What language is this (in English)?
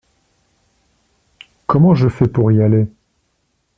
French